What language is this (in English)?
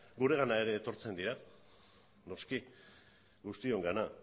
Basque